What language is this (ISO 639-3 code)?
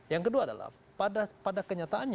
ind